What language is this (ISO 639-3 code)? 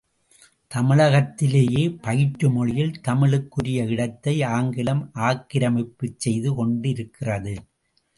tam